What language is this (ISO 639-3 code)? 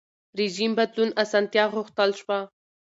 pus